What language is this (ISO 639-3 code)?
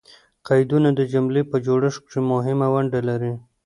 pus